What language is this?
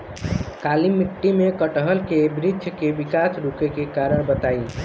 Bhojpuri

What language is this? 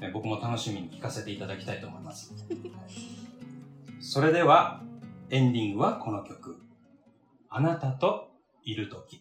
Japanese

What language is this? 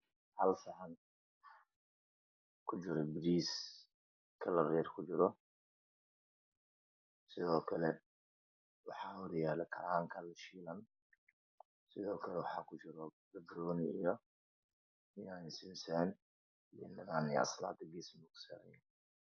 Somali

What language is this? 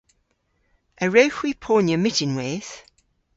Cornish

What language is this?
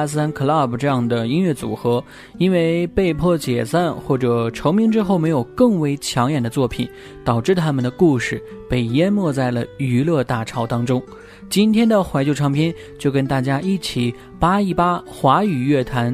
Chinese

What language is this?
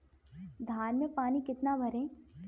Hindi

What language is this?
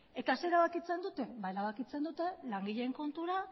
Basque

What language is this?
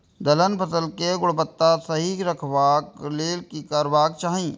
Maithili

